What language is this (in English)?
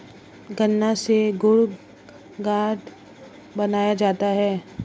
Hindi